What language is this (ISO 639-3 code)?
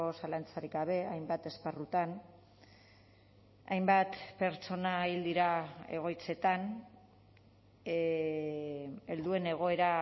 eus